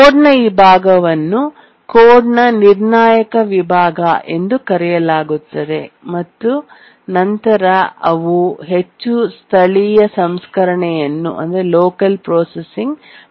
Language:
Kannada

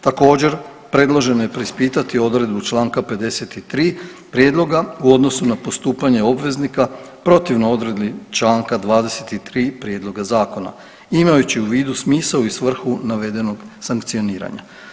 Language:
Croatian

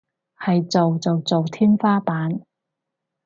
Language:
Cantonese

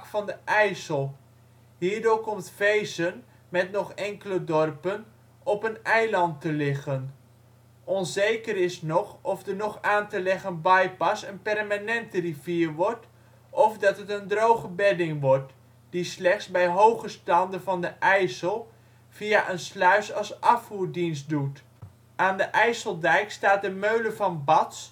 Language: Dutch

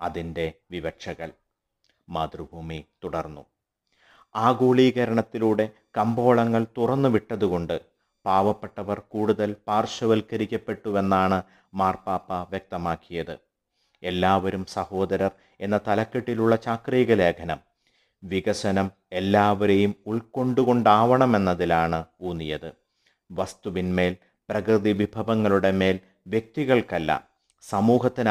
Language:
Malayalam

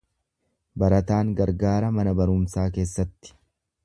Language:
Oromo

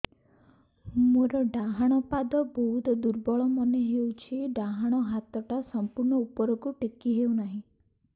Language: Odia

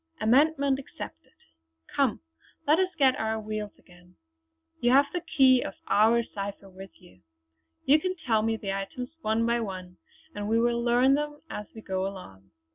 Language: English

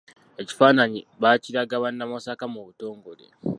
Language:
Ganda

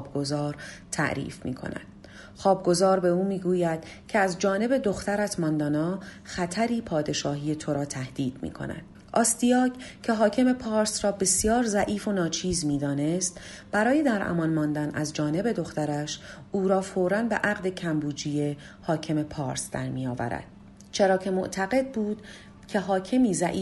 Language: Persian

